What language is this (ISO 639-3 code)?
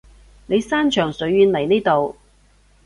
yue